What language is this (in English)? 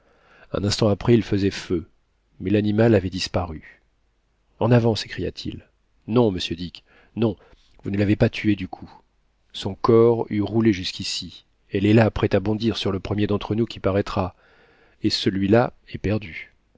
French